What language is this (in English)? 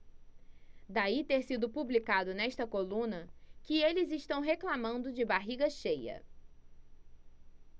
Portuguese